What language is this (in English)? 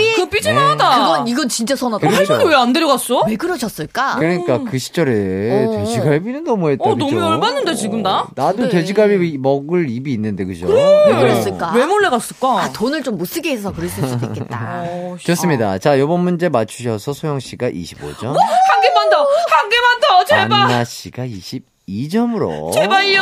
Korean